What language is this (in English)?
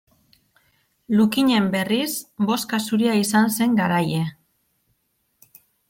Basque